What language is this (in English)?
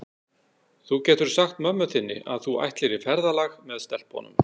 Icelandic